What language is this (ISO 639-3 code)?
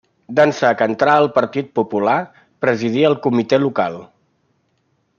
cat